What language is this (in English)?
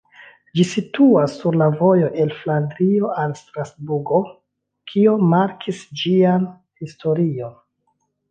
Esperanto